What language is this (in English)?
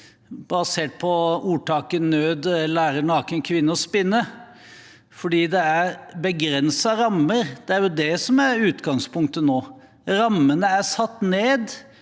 Norwegian